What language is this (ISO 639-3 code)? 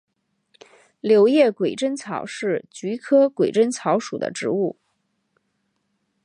zho